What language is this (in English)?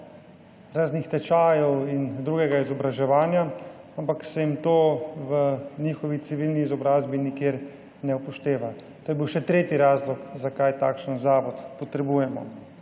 Slovenian